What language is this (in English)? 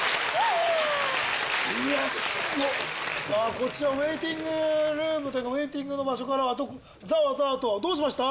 Japanese